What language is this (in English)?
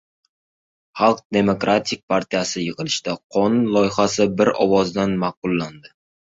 Uzbek